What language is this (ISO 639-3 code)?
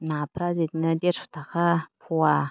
brx